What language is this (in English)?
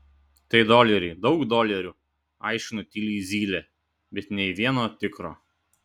Lithuanian